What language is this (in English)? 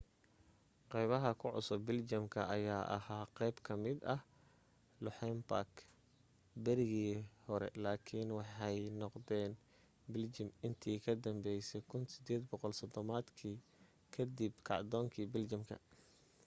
Somali